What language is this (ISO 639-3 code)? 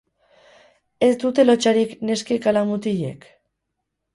eus